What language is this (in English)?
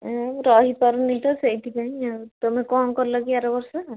Odia